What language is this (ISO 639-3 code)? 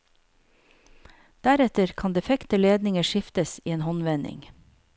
nor